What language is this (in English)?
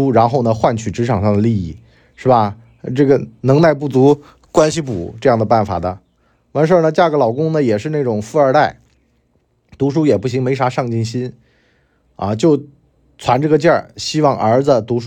Chinese